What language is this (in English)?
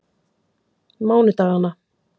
Icelandic